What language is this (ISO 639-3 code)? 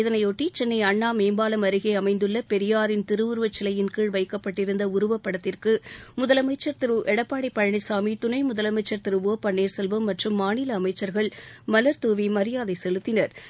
tam